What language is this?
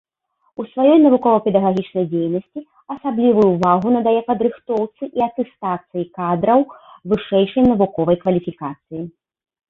Belarusian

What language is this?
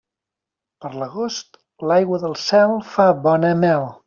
Catalan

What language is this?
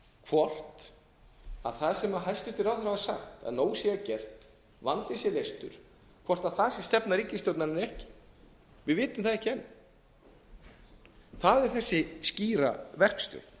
Icelandic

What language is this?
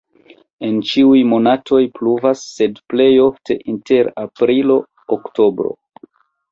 Esperanto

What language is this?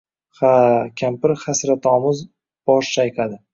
Uzbek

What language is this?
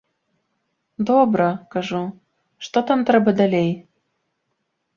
Belarusian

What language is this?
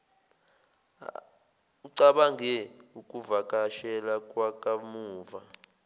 Zulu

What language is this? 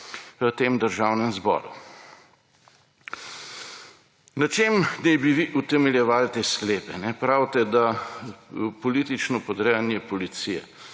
Slovenian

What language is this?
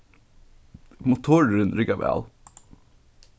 Faroese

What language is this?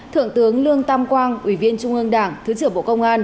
Vietnamese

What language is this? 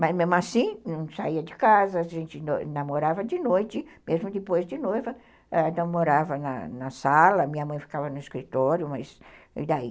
Portuguese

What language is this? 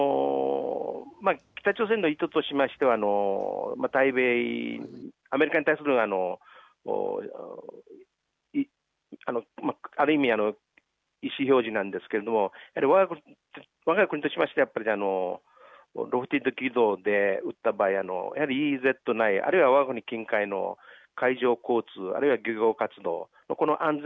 Japanese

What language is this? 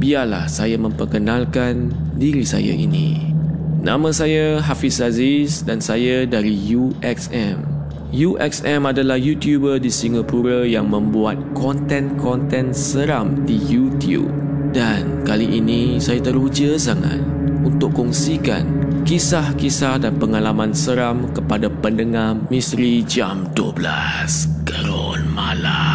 Malay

